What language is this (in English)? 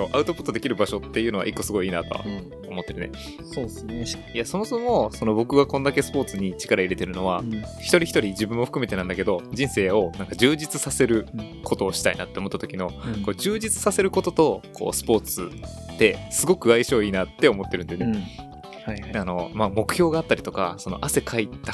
Japanese